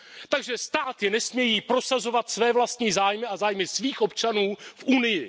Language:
Czech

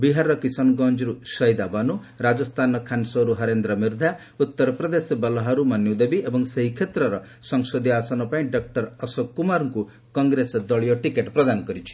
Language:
Odia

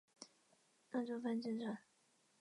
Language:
Chinese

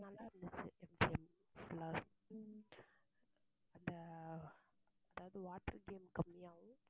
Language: Tamil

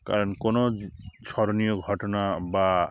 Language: Bangla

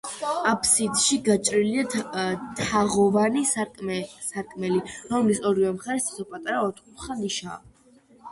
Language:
Georgian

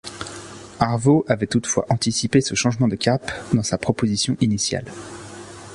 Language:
French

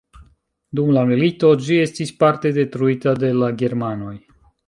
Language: Esperanto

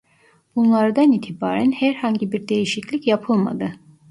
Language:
Turkish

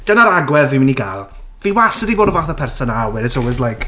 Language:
Welsh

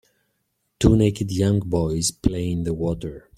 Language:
English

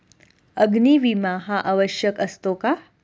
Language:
Marathi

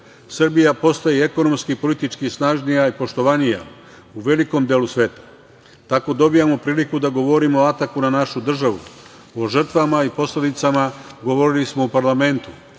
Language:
Serbian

